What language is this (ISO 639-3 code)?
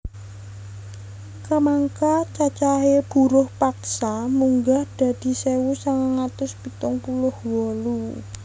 jav